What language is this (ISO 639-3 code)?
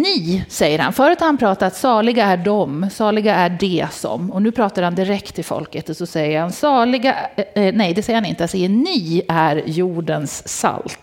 swe